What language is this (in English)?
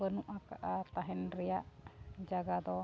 Santali